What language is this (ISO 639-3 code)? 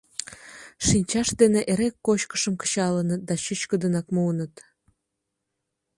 chm